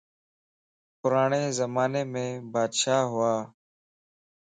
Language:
Lasi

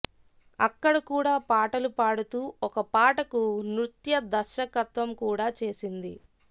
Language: Telugu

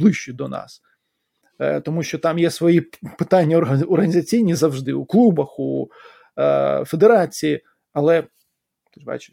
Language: Ukrainian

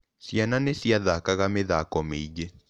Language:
Kikuyu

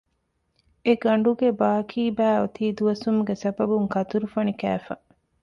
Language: Divehi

